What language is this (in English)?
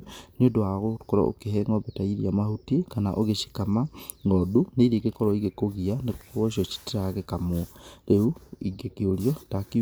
Kikuyu